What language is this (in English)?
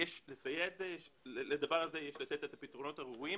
Hebrew